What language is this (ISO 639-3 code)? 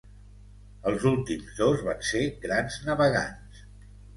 cat